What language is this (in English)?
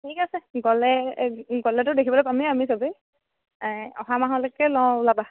Assamese